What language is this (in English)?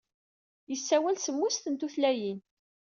Kabyle